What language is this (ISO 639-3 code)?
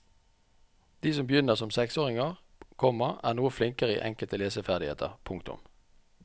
nor